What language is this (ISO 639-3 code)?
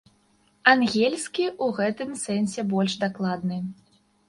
bel